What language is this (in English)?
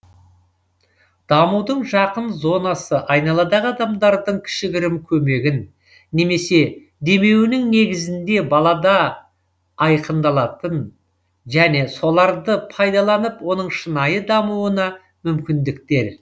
Kazakh